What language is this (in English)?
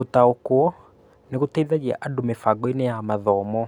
Kikuyu